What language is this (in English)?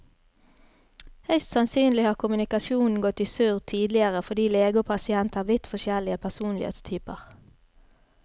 Norwegian